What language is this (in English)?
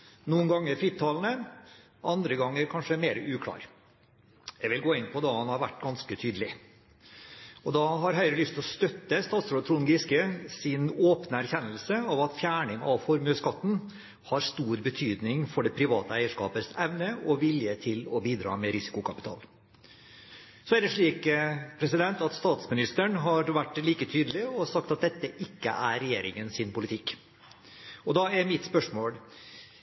Norwegian Bokmål